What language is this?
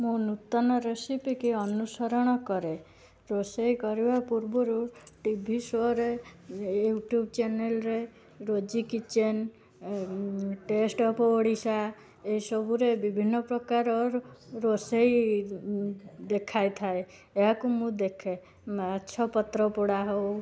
Odia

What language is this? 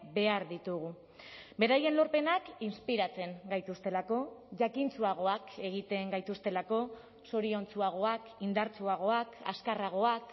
Basque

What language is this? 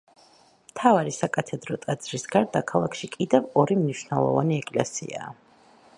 Georgian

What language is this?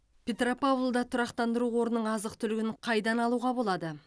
Kazakh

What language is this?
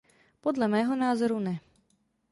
Czech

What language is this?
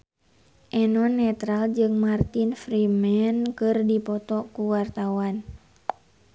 Sundanese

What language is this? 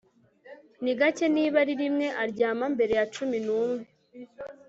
Kinyarwanda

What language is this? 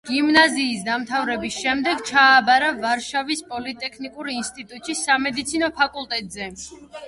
Georgian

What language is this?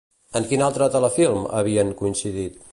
Catalan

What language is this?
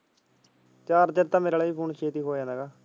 Punjabi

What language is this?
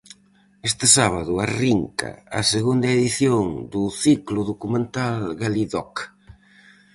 Galician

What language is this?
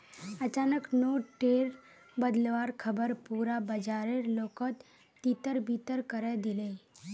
Magahi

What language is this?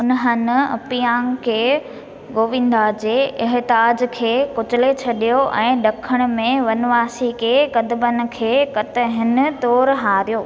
Sindhi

